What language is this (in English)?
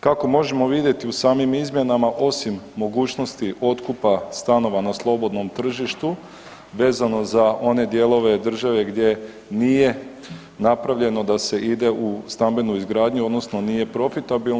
Croatian